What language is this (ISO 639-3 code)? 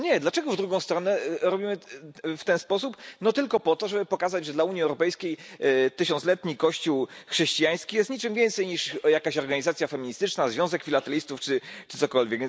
pol